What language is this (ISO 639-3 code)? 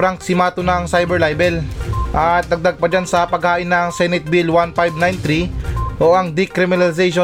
fil